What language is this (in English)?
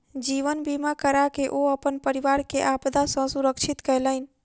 Maithili